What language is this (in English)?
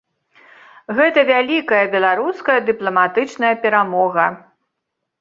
Belarusian